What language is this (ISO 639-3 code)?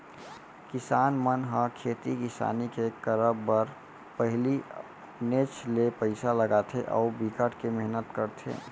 hne